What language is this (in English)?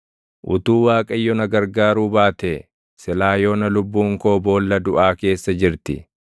Oromo